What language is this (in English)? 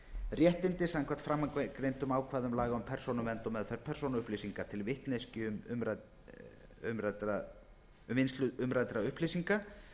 Icelandic